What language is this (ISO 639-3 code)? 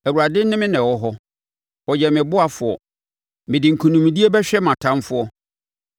aka